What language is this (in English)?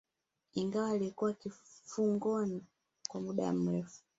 Swahili